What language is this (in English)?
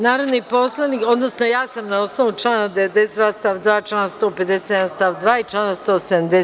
Serbian